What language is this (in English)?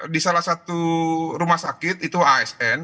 Indonesian